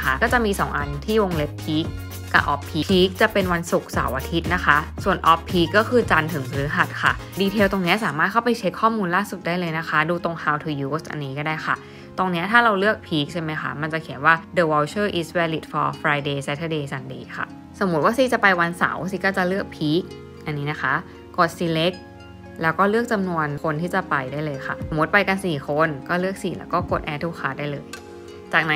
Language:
Thai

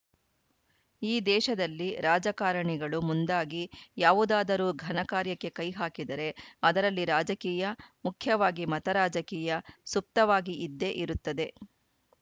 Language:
Kannada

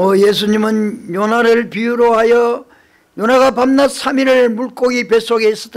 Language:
Korean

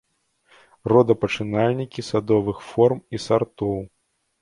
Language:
Belarusian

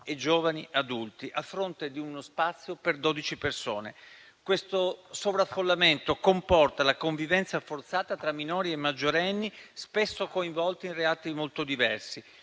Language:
Italian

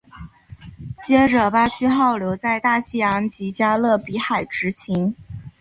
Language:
Chinese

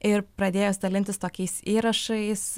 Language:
Lithuanian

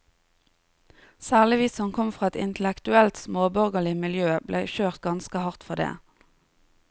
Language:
Norwegian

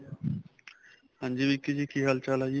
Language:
Punjabi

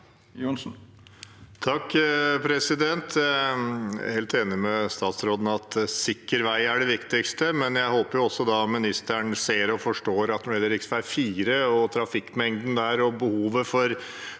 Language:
Norwegian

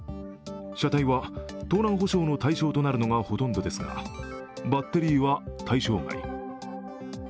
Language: Japanese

